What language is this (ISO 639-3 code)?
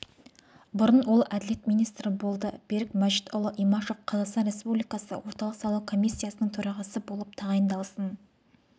kaz